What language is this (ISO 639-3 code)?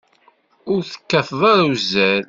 kab